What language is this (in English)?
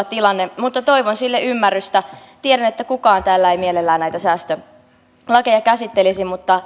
Finnish